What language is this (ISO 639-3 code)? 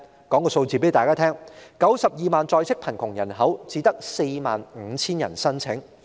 yue